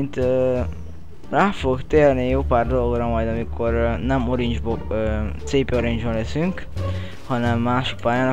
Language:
Hungarian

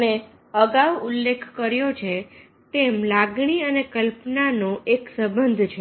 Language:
Gujarati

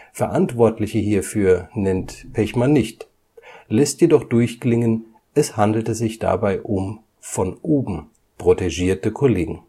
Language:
German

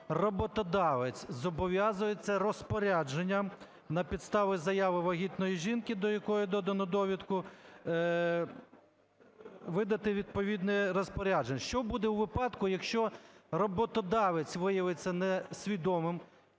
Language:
Ukrainian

